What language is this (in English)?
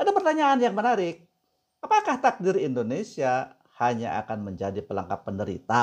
Indonesian